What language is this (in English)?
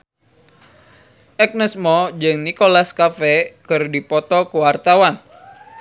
Sundanese